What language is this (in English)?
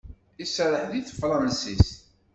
Kabyle